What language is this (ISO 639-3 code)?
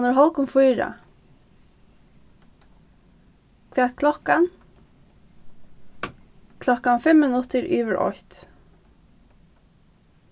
fao